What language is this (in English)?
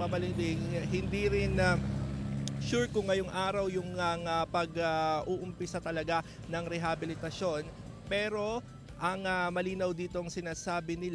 Filipino